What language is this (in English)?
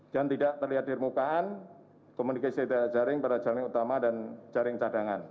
Indonesian